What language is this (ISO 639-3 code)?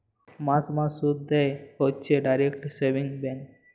ben